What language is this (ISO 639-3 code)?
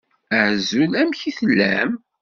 kab